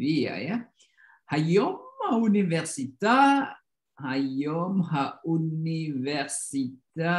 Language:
Indonesian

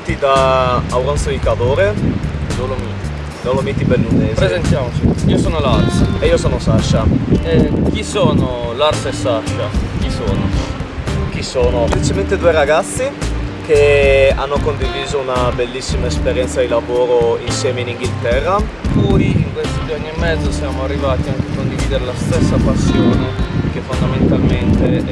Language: Italian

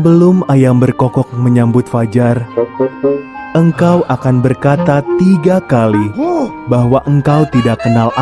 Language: Indonesian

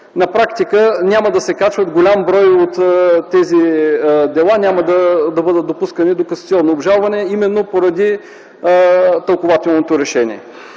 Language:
Bulgarian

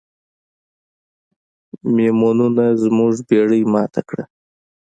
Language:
Pashto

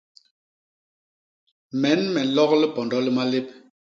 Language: Basaa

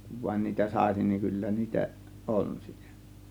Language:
Finnish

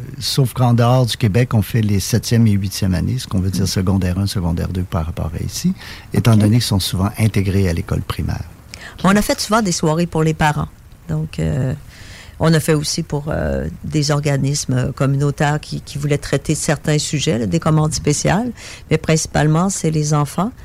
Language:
French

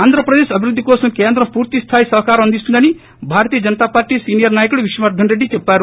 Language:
Telugu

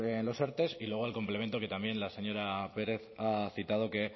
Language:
Spanish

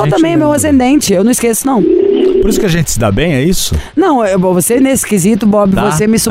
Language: Portuguese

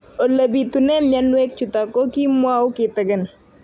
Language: Kalenjin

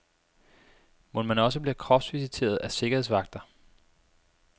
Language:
Danish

